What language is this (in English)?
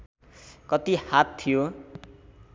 Nepali